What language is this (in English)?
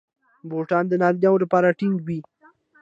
Pashto